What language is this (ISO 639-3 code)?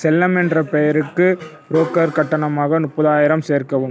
tam